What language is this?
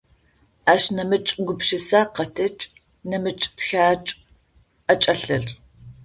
Adyghe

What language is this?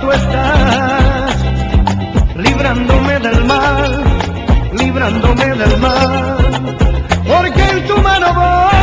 Arabic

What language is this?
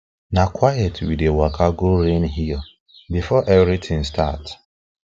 Nigerian Pidgin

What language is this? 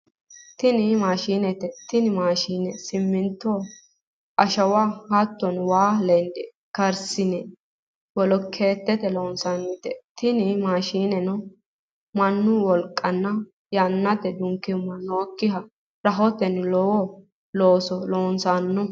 Sidamo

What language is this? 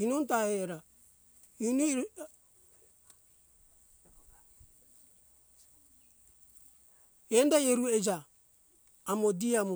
Hunjara-Kaina Ke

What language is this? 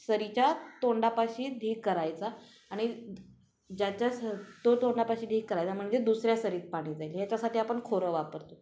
Marathi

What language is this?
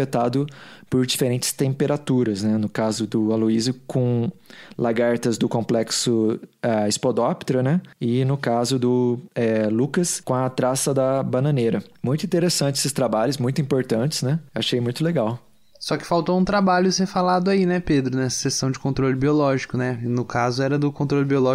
Portuguese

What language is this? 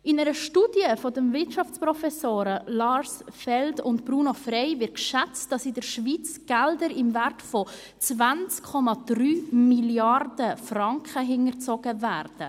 Swiss German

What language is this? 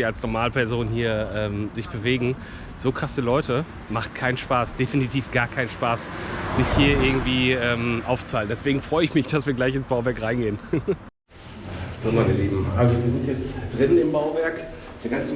German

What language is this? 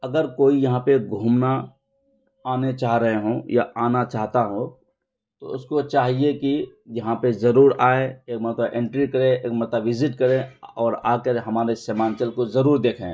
Urdu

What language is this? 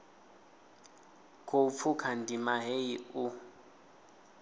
Venda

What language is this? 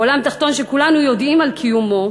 Hebrew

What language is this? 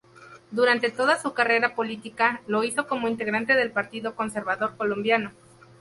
Spanish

